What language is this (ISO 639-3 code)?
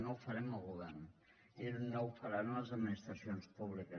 cat